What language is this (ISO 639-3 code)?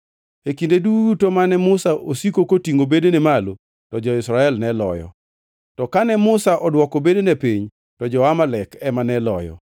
luo